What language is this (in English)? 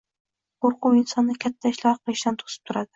Uzbek